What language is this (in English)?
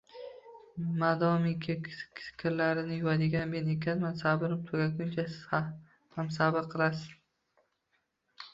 Uzbek